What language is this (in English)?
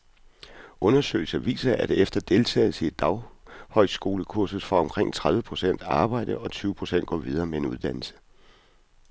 Danish